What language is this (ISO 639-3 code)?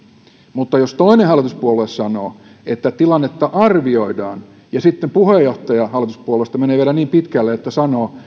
fin